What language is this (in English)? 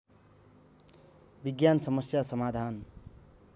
Nepali